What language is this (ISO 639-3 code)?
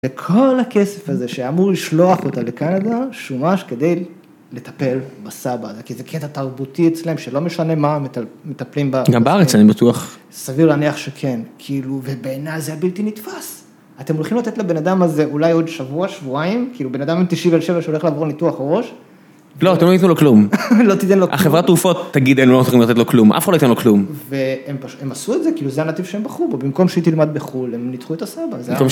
heb